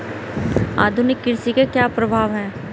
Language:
Hindi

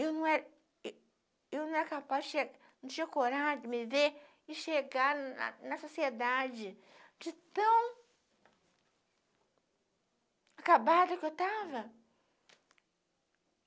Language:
Portuguese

